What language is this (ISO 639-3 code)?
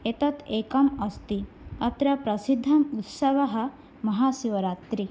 san